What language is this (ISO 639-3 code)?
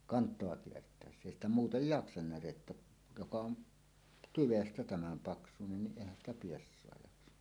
fin